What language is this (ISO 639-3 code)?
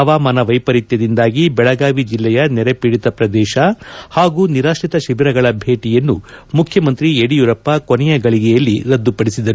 kan